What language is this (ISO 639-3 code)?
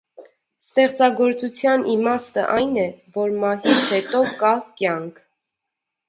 hye